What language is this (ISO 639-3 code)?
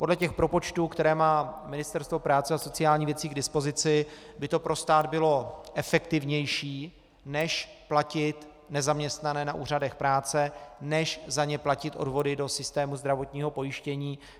ces